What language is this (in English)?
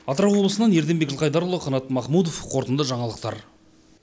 Kazakh